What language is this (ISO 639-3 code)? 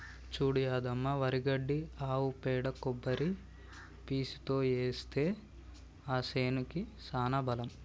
tel